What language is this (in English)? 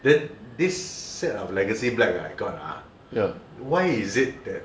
English